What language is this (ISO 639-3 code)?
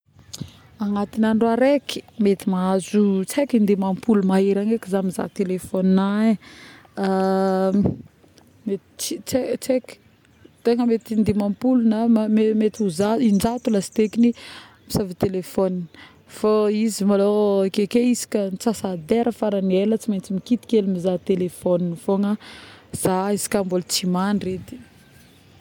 bmm